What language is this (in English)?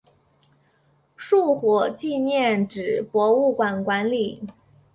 Chinese